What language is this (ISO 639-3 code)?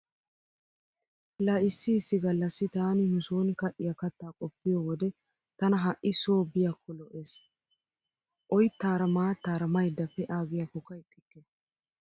wal